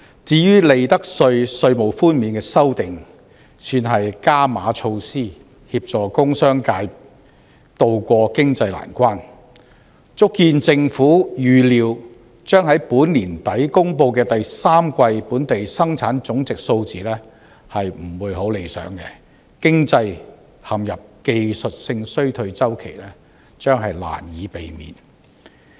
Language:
Cantonese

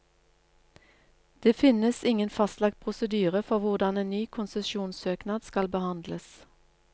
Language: Norwegian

